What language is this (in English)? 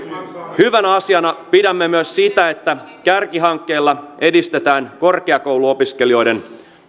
Finnish